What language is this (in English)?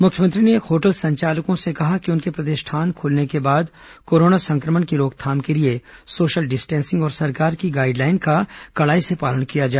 Hindi